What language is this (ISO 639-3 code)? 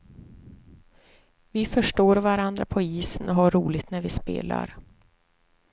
swe